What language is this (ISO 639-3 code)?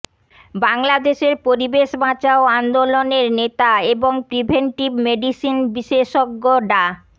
ben